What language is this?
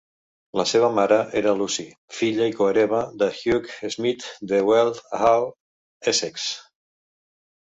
Catalan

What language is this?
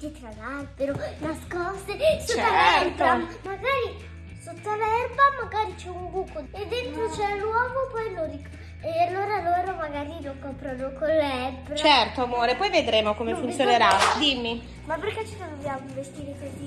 Italian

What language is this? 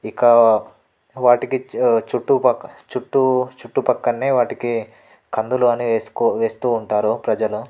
Telugu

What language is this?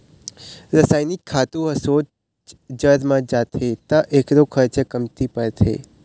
Chhattisgarhi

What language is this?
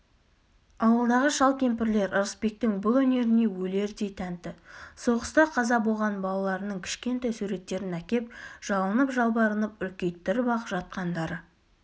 Kazakh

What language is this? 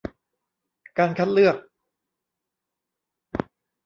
Thai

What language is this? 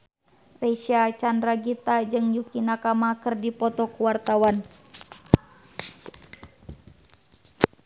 Sundanese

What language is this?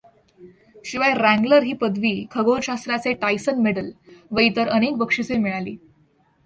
Marathi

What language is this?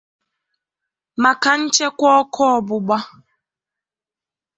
Igbo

